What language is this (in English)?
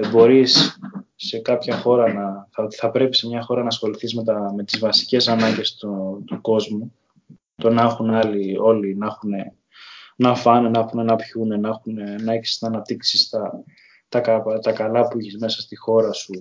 Greek